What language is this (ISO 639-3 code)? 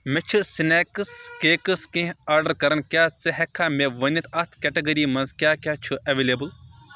kas